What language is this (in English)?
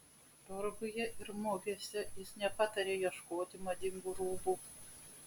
Lithuanian